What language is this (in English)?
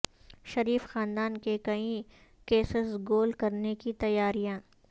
Urdu